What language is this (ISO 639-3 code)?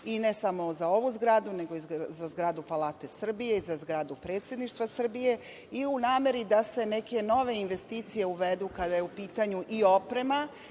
srp